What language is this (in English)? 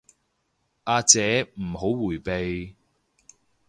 Cantonese